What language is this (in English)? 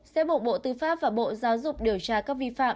Vietnamese